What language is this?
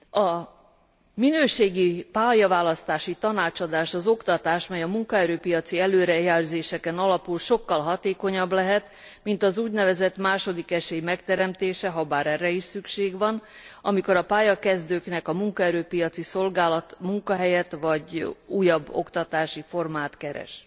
Hungarian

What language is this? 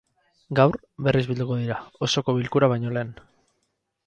Basque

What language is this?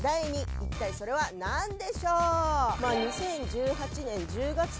Japanese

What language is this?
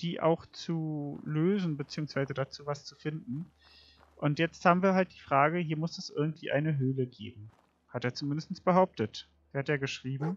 German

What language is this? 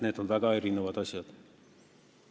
Estonian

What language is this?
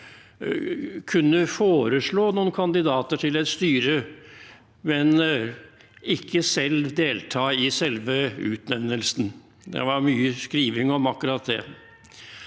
Norwegian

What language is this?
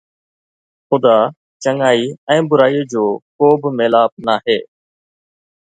Sindhi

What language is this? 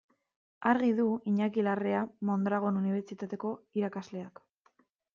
Basque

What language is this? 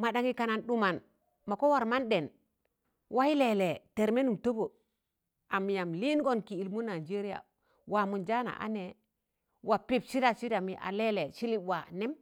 Tangale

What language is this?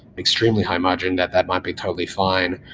English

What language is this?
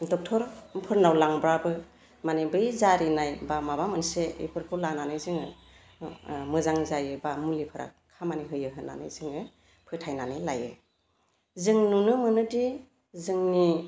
Bodo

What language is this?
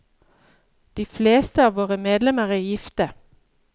Norwegian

